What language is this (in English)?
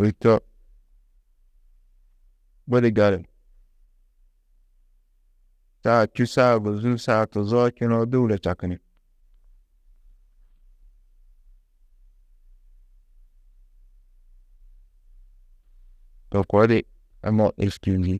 Tedaga